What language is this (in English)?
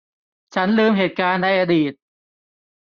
Thai